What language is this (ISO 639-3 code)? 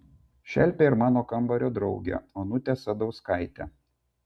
lit